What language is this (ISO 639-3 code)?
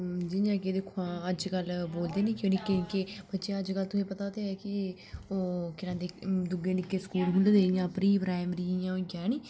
doi